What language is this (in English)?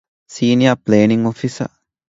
Divehi